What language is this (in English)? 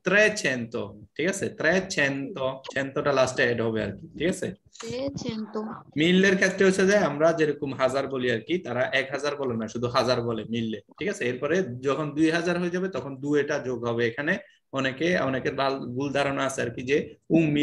Italian